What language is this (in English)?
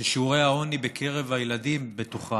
Hebrew